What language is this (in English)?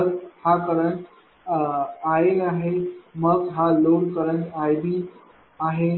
Marathi